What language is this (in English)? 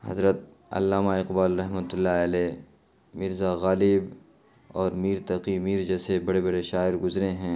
Urdu